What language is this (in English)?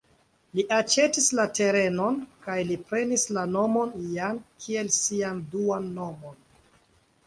Esperanto